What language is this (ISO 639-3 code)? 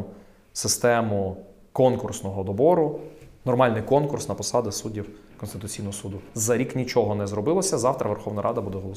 ukr